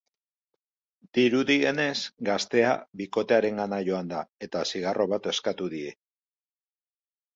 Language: Basque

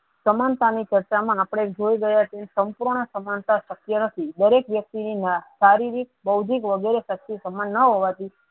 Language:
Gujarati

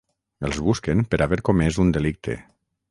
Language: Catalan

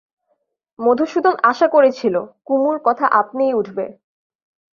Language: Bangla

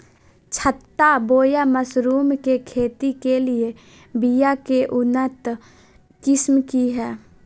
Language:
Magahi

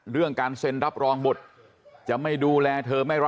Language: Thai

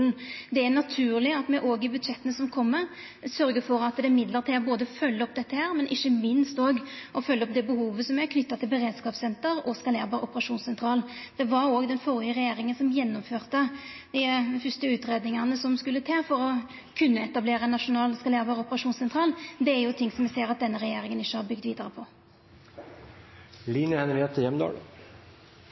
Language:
Norwegian Nynorsk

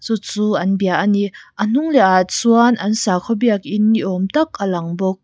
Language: Mizo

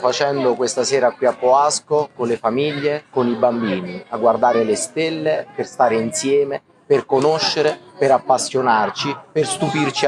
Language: Italian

